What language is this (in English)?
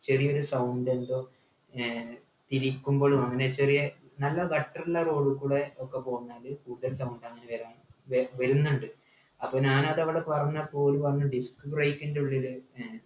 Malayalam